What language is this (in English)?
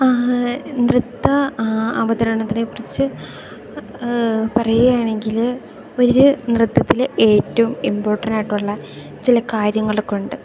Malayalam